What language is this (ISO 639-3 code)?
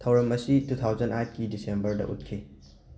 mni